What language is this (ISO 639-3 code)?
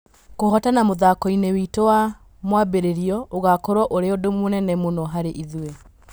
kik